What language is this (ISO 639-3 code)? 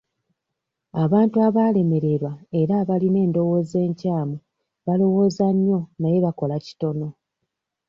lug